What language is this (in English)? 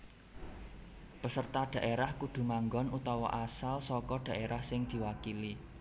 Javanese